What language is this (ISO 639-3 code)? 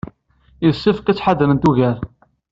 kab